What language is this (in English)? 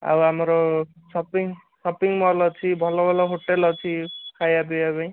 Odia